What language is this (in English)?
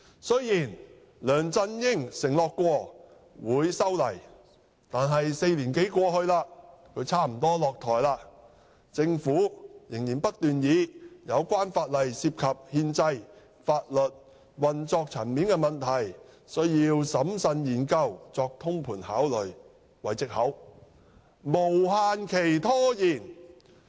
Cantonese